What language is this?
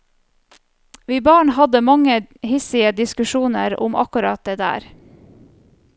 Norwegian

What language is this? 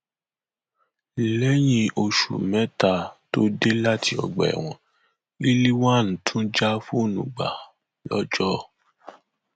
Yoruba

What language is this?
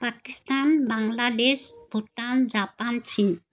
Assamese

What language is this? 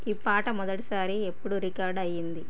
Telugu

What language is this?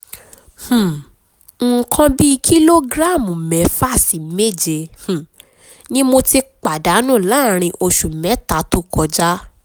Yoruba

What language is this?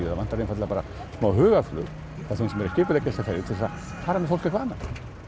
Icelandic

